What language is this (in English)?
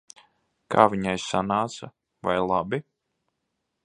Latvian